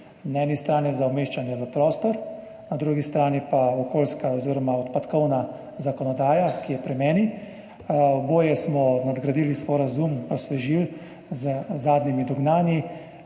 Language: Slovenian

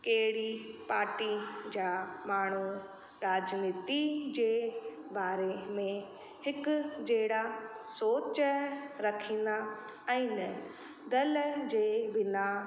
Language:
Sindhi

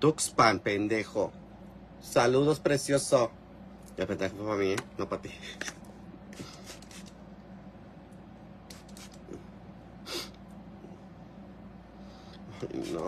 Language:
Spanish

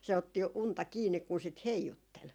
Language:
Finnish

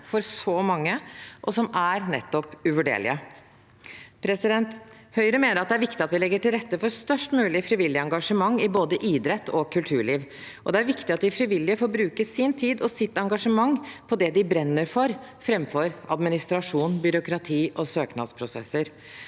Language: Norwegian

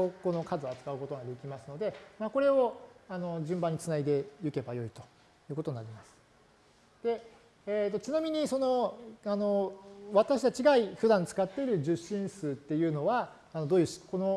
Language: Japanese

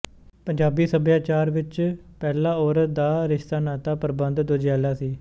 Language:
Punjabi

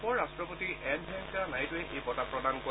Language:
Assamese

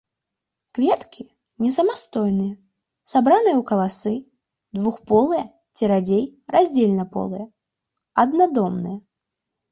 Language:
Belarusian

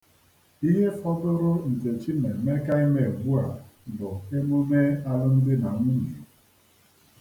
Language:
Igbo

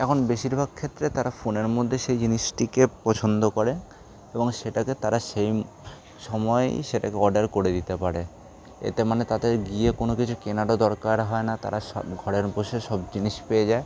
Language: Bangla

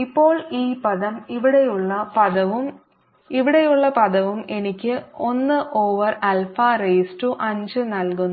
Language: Malayalam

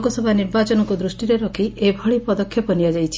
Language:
Odia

